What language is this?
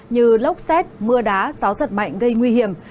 Vietnamese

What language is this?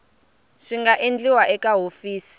Tsonga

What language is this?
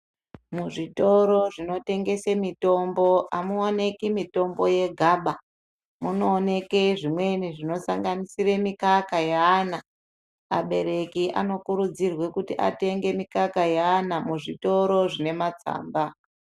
Ndau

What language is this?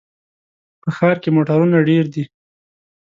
Pashto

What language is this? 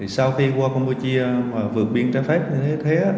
Vietnamese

